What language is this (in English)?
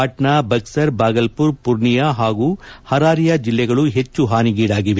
Kannada